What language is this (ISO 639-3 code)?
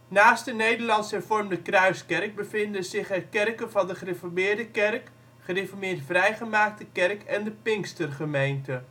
nld